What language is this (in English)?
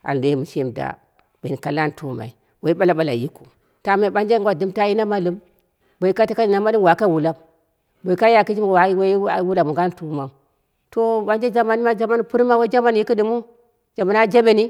Dera (Nigeria)